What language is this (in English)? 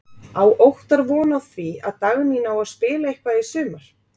Icelandic